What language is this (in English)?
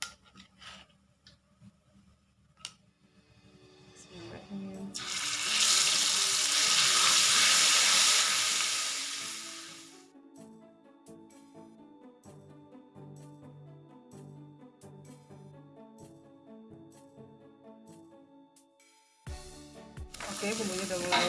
Indonesian